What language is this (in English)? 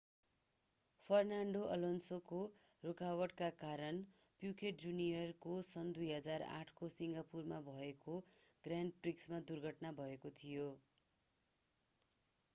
Nepali